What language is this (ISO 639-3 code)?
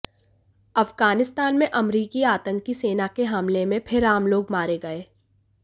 hin